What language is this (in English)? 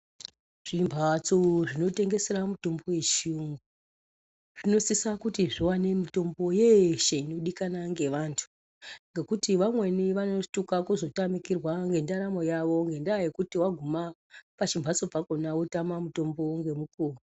Ndau